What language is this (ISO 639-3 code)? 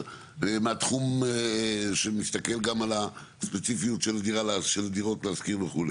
heb